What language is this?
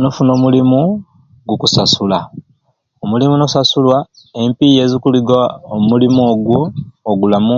Ruuli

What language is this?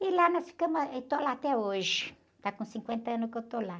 Portuguese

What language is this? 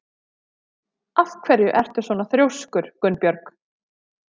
Icelandic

